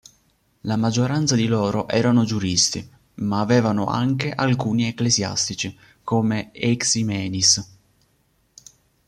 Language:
Italian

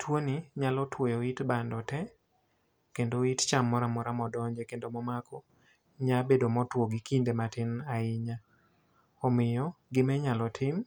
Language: Luo (Kenya and Tanzania)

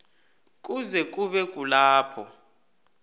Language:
South Ndebele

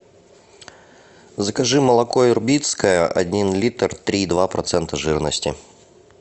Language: Russian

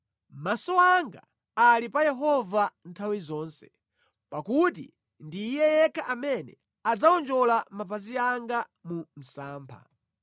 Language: Nyanja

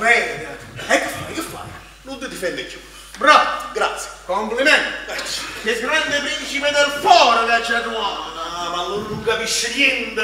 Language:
Italian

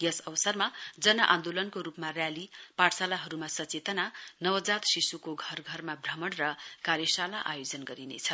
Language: Nepali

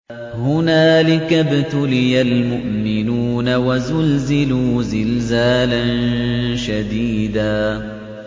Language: Arabic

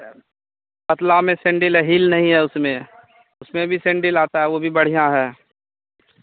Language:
Hindi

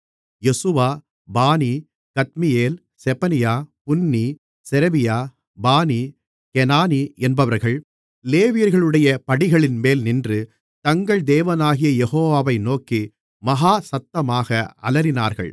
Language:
Tamil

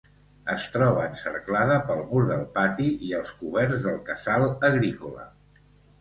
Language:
Catalan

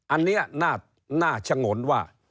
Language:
Thai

